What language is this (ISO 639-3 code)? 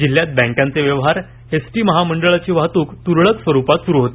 mar